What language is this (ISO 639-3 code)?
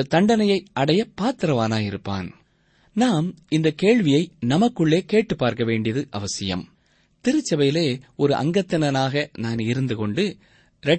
tam